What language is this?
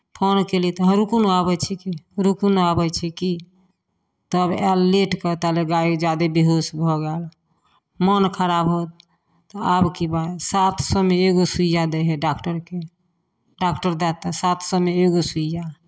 Maithili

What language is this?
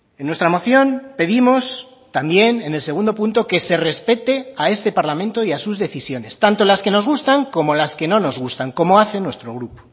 Spanish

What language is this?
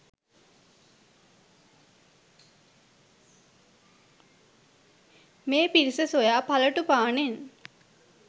Sinhala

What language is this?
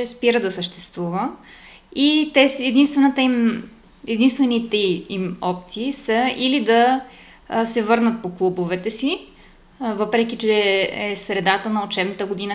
Bulgarian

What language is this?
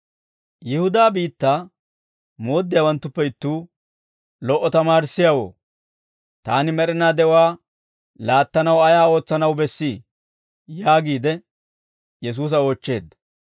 Dawro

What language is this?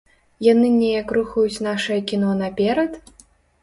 Belarusian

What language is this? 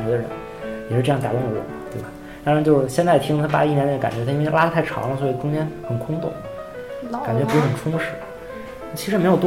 Chinese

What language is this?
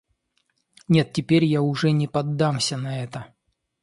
Russian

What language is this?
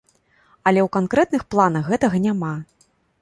Belarusian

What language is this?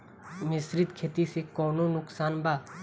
Bhojpuri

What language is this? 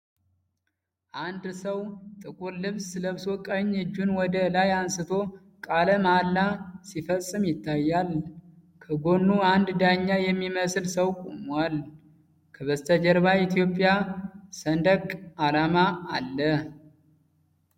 Amharic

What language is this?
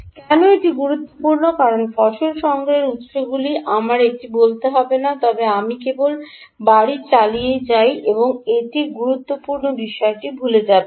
Bangla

